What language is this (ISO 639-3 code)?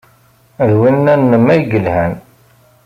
kab